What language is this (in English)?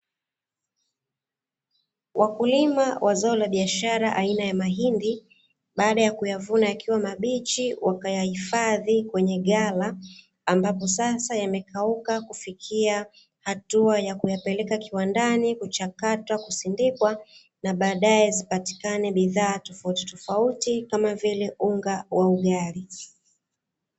Swahili